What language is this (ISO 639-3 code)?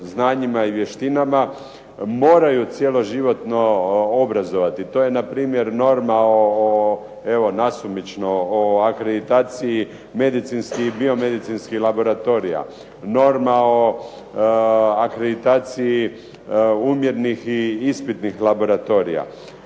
hrv